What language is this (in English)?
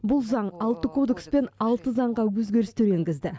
Kazakh